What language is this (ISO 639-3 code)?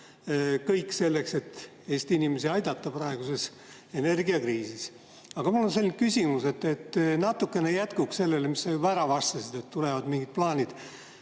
est